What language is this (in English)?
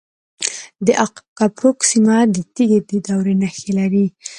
Pashto